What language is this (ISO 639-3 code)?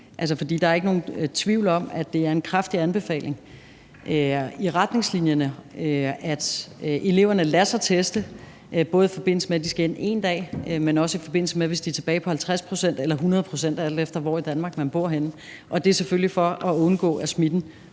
dan